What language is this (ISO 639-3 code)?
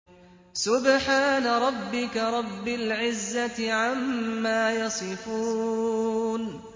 ara